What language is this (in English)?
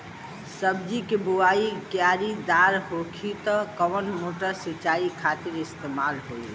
Bhojpuri